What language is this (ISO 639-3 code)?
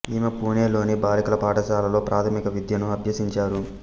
tel